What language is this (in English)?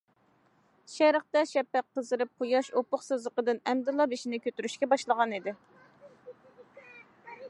Uyghur